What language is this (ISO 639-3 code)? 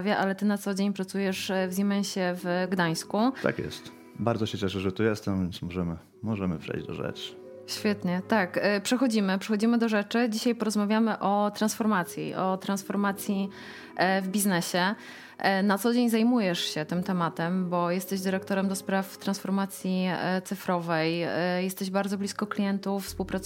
pol